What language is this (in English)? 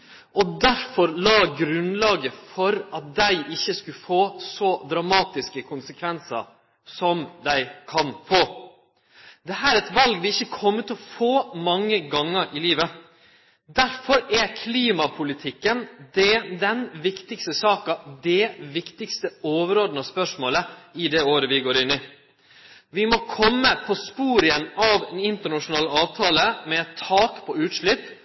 Norwegian Nynorsk